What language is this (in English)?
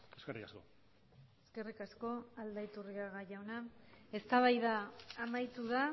Basque